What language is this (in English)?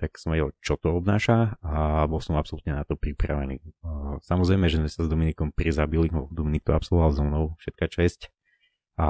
Slovak